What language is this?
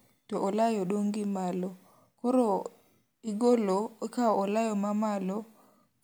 Luo (Kenya and Tanzania)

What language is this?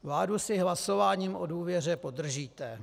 Czech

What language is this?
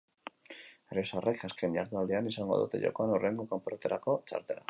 Basque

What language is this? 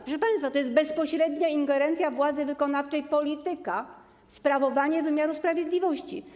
Polish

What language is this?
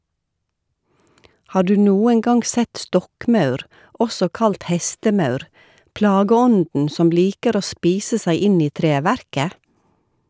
Norwegian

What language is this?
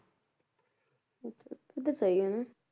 Punjabi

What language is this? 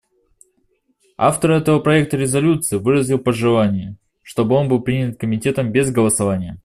Russian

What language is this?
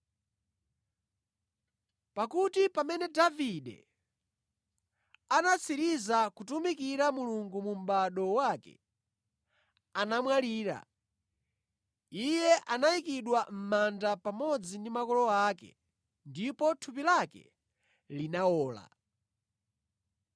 Nyanja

